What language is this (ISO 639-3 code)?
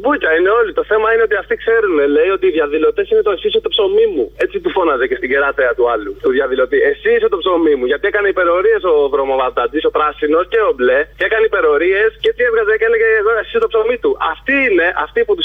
ell